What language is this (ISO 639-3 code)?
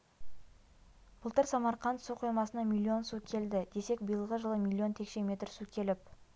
kaz